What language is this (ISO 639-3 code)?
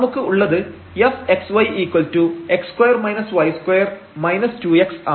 mal